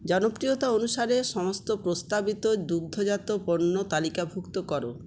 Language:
Bangla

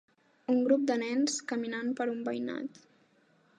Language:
Catalan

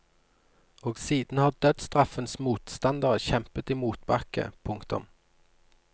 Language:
Norwegian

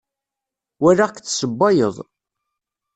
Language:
Kabyle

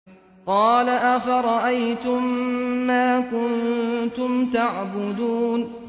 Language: Arabic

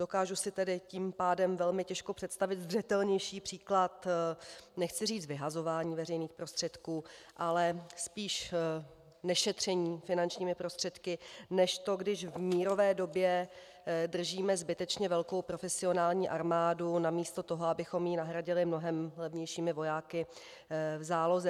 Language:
Czech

